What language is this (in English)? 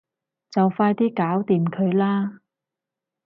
Cantonese